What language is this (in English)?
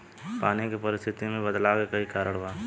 Bhojpuri